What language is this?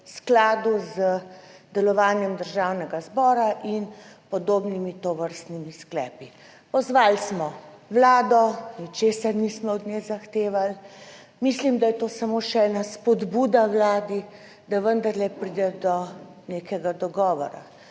Slovenian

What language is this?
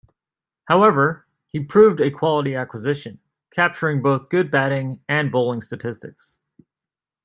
English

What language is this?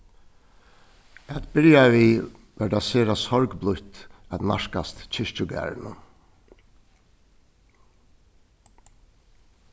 Faroese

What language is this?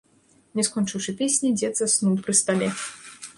Belarusian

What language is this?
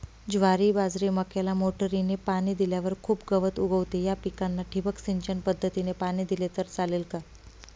Marathi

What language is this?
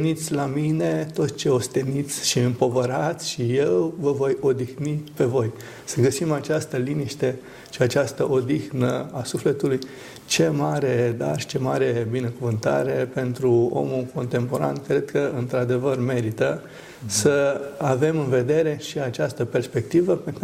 Romanian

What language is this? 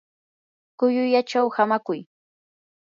Yanahuanca Pasco Quechua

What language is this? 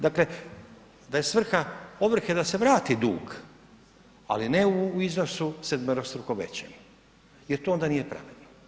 Croatian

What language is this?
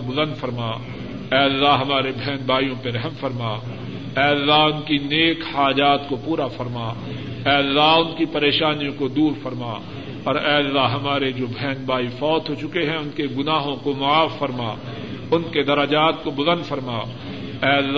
Urdu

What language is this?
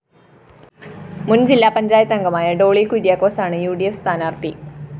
Malayalam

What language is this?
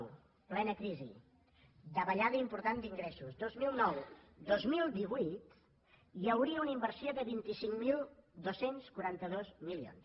Catalan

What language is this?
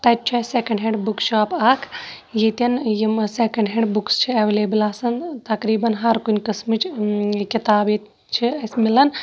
Kashmiri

